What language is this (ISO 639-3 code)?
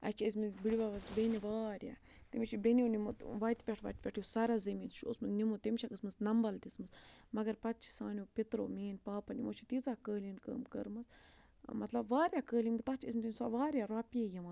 kas